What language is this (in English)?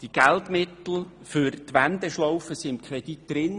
Swiss German